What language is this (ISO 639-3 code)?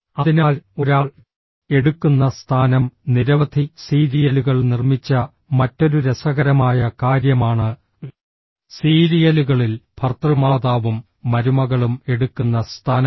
mal